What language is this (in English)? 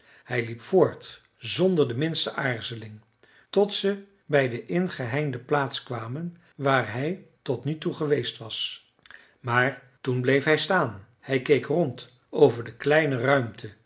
Dutch